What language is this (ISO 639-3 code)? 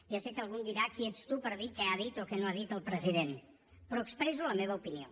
cat